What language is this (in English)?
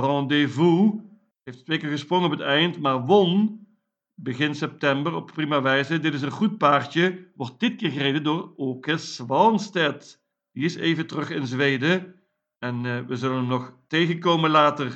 Dutch